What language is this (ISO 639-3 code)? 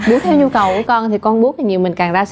vie